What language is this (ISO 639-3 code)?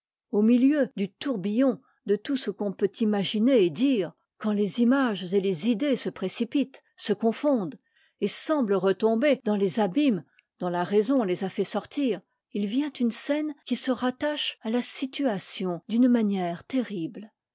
fra